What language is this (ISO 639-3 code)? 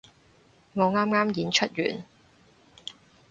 yue